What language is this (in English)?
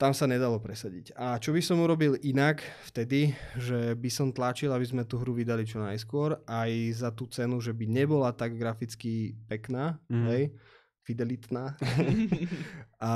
Slovak